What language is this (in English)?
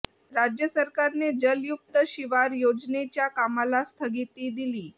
Marathi